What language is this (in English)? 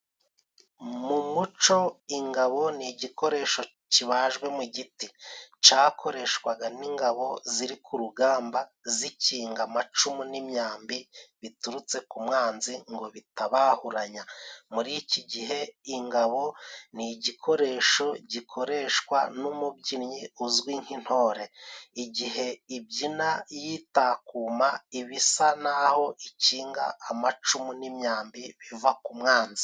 Kinyarwanda